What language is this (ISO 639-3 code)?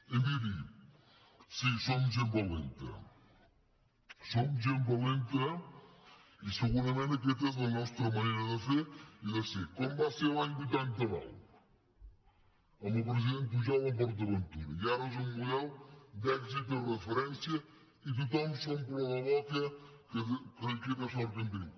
cat